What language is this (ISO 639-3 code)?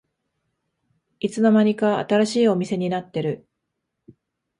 jpn